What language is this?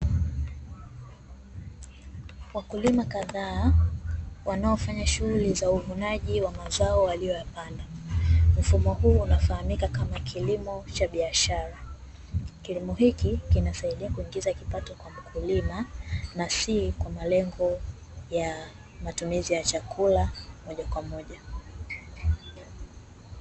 Swahili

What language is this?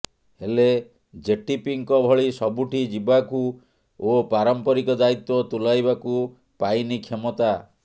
Odia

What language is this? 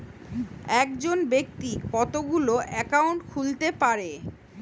Bangla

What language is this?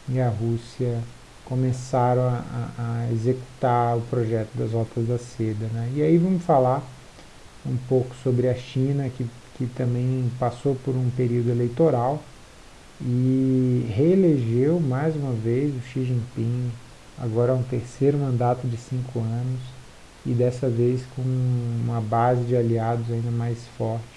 Portuguese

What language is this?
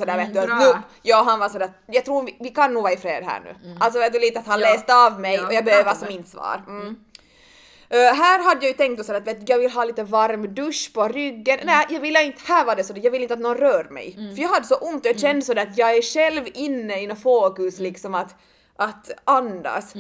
Swedish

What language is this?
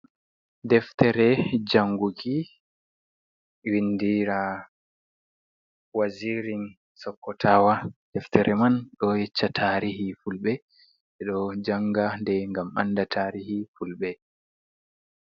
Fula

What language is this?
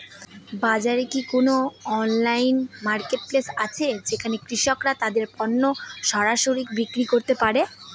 Bangla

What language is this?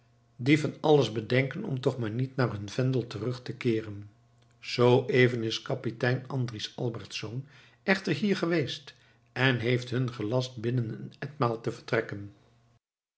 Dutch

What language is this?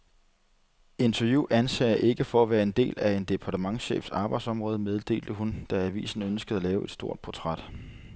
Danish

